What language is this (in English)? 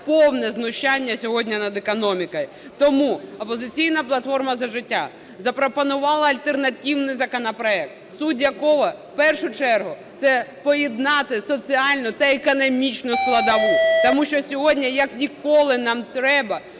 Ukrainian